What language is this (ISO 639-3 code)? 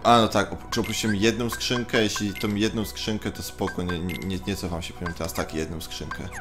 pol